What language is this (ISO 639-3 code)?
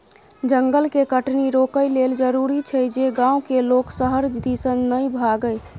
mai